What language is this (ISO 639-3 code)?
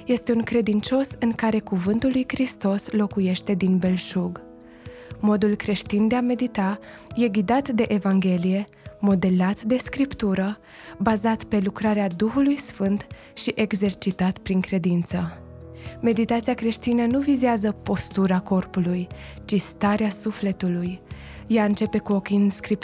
ron